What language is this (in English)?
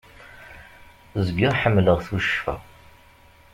Kabyle